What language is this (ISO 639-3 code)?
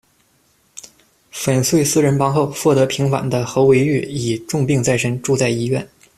zho